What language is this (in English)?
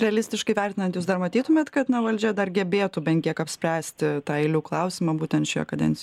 Lithuanian